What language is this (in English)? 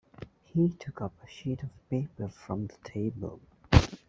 English